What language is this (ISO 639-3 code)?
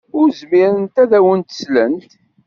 kab